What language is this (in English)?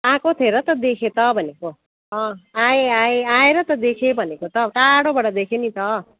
Nepali